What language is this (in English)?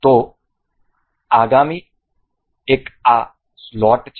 Gujarati